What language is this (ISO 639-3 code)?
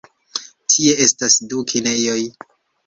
epo